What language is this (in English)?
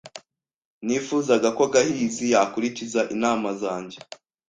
Kinyarwanda